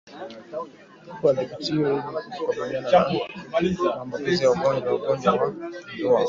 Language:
Swahili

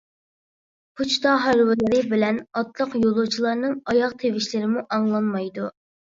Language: Uyghur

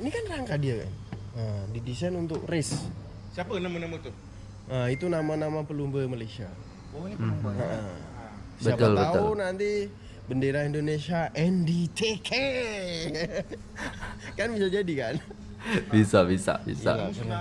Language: Indonesian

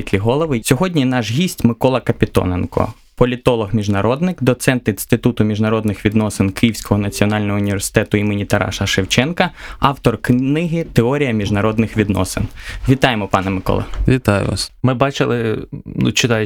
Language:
Ukrainian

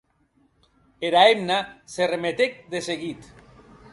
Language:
Occitan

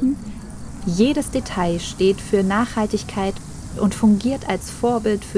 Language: German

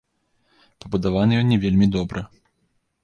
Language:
Belarusian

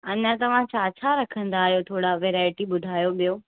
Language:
Sindhi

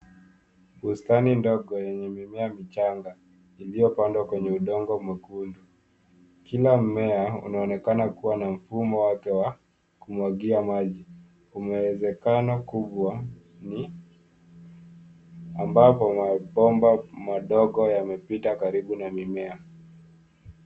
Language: Swahili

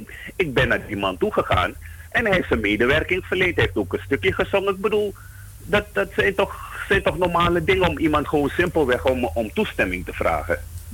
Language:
Dutch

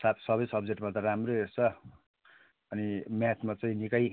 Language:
Nepali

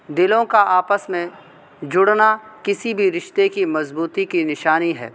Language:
Urdu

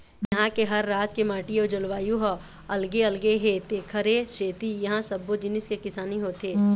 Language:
Chhattisgarhi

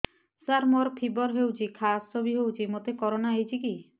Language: Odia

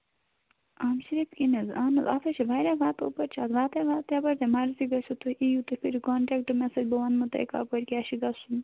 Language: Kashmiri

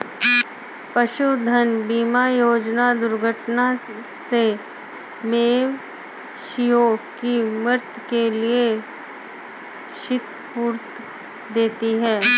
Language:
Hindi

